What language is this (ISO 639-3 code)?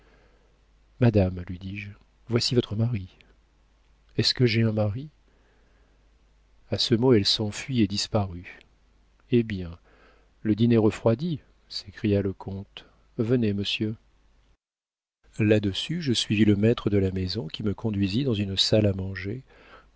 fra